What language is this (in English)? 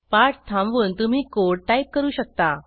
Marathi